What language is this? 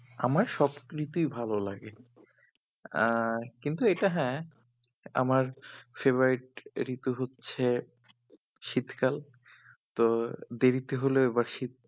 Bangla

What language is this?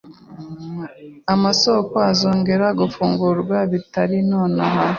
Kinyarwanda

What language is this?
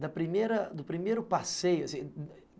Portuguese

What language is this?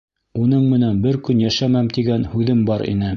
Bashkir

